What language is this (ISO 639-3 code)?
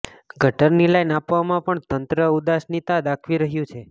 guj